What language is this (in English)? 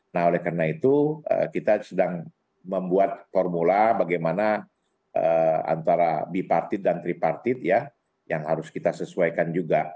Indonesian